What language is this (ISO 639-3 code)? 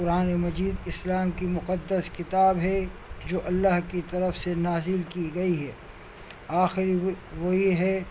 urd